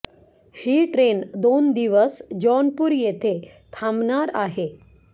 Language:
Marathi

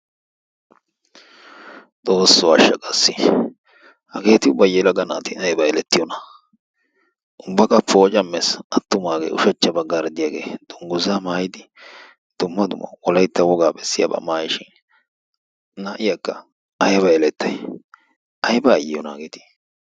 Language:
Wolaytta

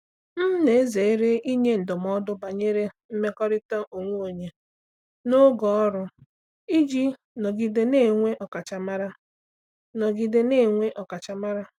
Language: Igbo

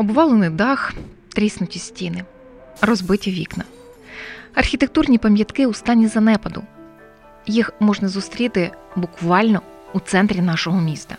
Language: Ukrainian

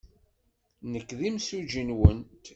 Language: Kabyle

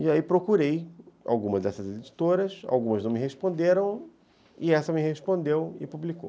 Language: Portuguese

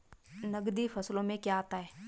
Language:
Hindi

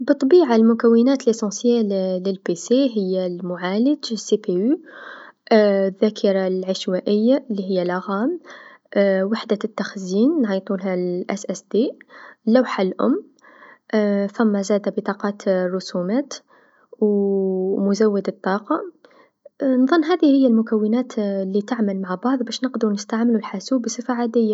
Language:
Tunisian Arabic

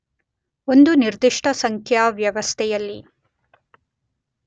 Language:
Kannada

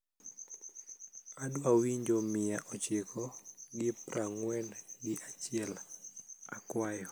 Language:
Luo (Kenya and Tanzania)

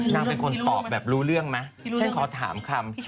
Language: Thai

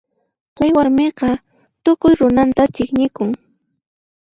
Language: Puno Quechua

